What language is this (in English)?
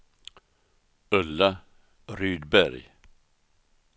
Swedish